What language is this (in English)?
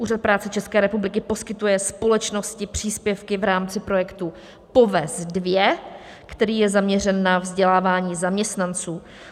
Czech